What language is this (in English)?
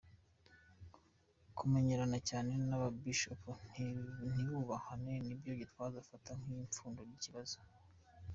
Kinyarwanda